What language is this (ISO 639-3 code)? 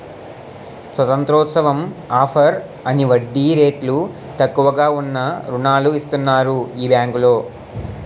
tel